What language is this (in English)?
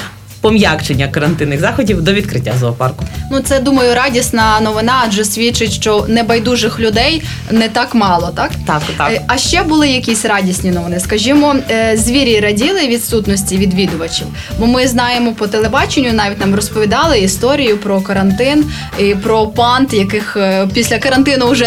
Ukrainian